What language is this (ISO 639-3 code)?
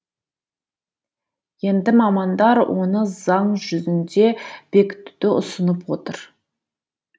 kaz